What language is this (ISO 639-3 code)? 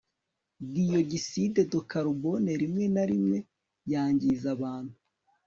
kin